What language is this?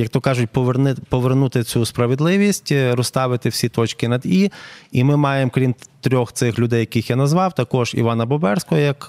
Ukrainian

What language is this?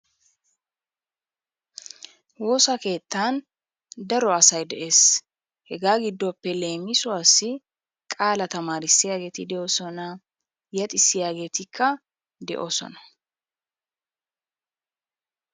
Wolaytta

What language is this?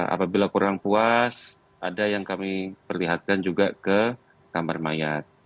Indonesian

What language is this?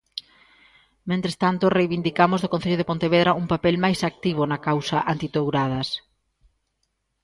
Galician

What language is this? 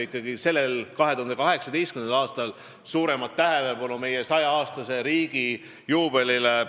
Estonian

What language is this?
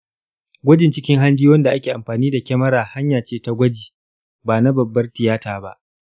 Hausa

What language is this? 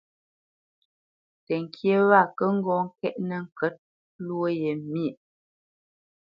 Bamenyam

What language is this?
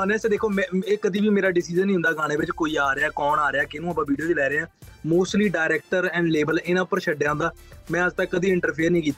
Punjabi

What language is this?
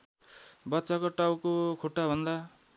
Nepali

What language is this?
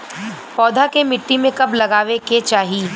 Bhojpuri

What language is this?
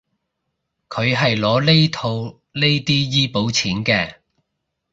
Cantonese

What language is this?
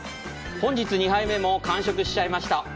Japanese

